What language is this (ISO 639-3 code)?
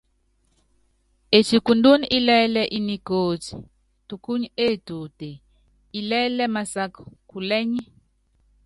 yav